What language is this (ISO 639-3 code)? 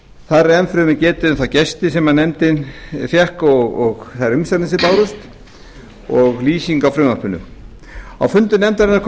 isl